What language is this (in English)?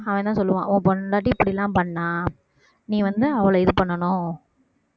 Tamil